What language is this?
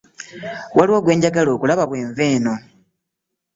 Ganda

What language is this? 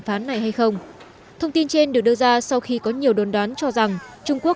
Vietnamese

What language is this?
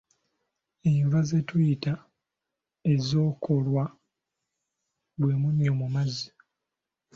Ganda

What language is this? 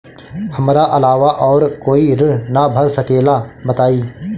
Bhojpuri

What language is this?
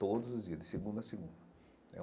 Portuguese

